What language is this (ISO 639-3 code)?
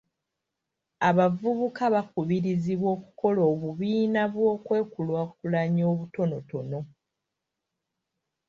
lug